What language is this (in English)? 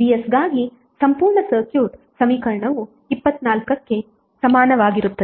Kannada